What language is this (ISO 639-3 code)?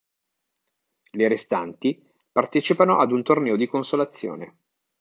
ita